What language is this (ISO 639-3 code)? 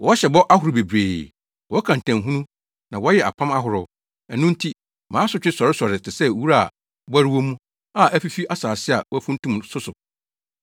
aka